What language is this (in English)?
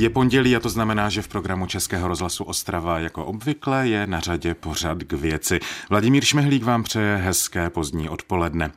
Czech